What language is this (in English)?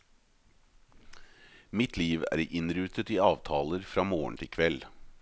Norwegian